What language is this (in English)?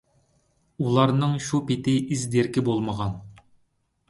Uyghur